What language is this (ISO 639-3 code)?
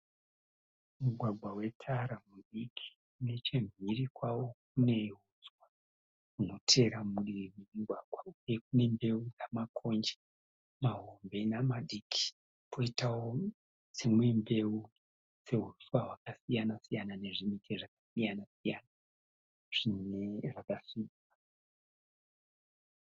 sna